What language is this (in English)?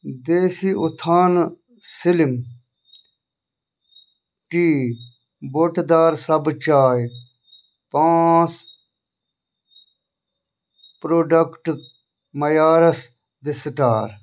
Kashmiri